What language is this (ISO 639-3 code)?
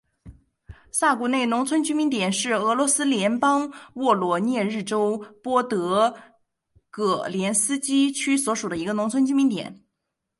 zho